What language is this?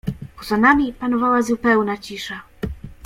Polish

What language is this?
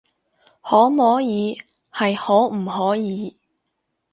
Cantonese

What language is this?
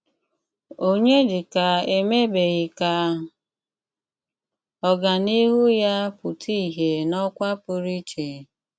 Igbo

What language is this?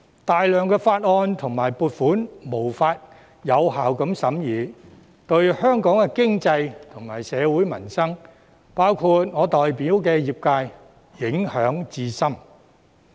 Cantonese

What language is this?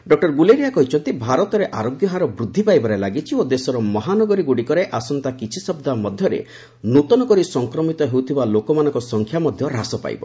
Odia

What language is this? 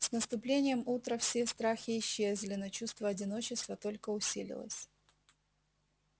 Russian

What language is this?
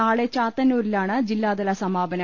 Malayalam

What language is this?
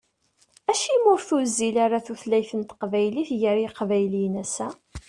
Kabyle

